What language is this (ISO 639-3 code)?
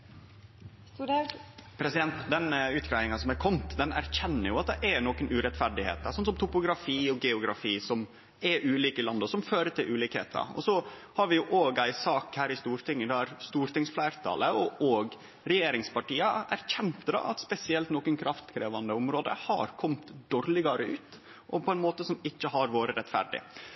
nno